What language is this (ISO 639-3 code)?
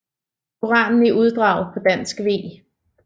dan